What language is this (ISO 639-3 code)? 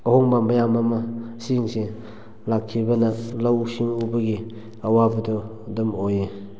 mni